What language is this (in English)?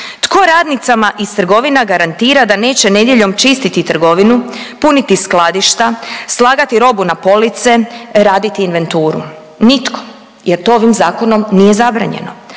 Croatian